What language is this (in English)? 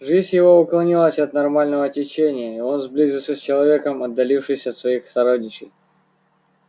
Russian